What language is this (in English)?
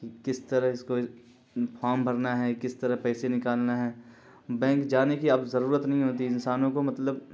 Urdu